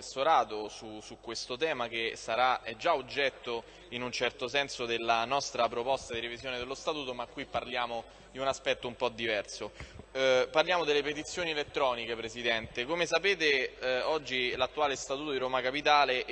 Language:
Italian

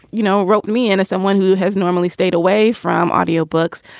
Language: English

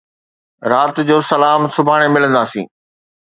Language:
Sindhi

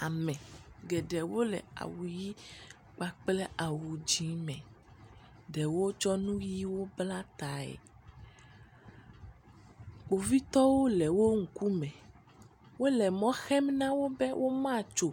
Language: Ewe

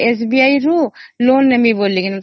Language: Odia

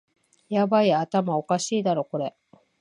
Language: Japanese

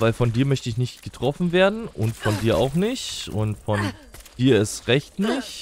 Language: German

